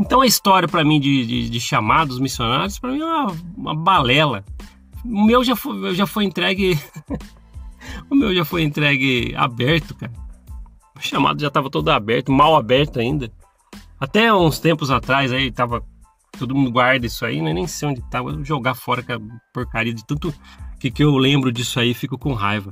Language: Portuguese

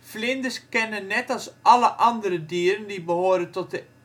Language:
Dutch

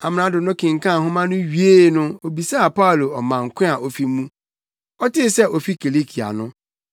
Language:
Akan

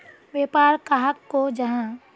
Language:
Magahi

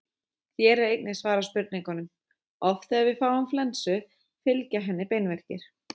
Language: Icelandic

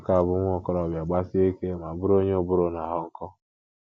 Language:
Igbo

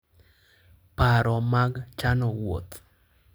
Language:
Luo (Kenya and Tanzania)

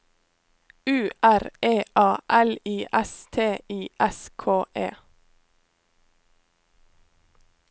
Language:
Norwegian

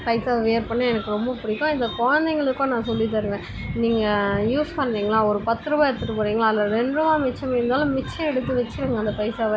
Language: Tamil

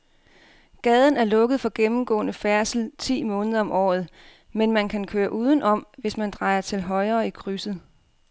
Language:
Danish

